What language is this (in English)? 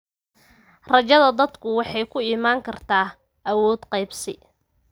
Somali